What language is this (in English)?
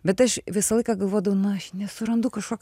Lithuanian